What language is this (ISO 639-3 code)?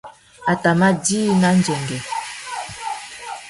bag